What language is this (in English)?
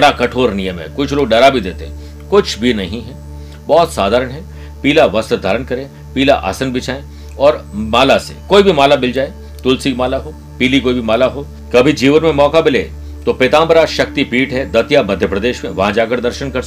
Hindi